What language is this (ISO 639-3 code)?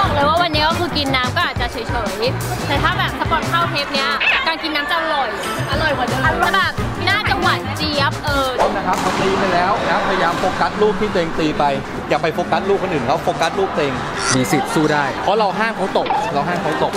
tha